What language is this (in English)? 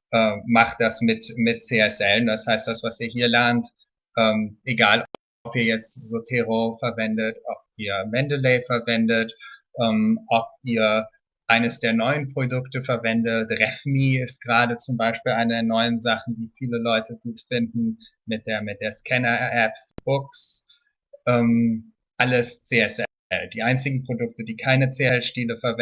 German